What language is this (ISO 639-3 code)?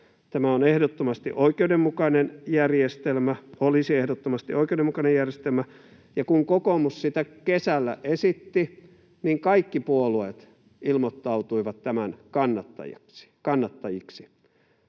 fin